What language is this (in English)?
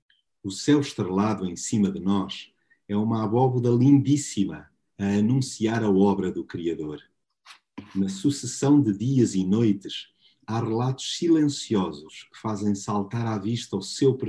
Portuguese